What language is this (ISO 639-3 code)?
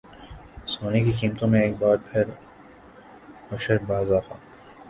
urd